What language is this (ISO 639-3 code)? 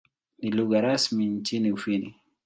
swa